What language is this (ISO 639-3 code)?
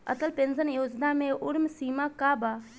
bho